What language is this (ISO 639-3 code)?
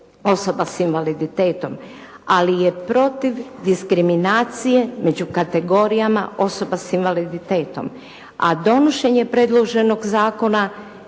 hrv